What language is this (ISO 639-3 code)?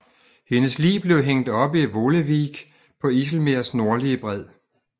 dan